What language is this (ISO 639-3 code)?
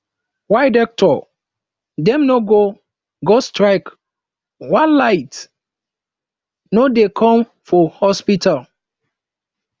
pcm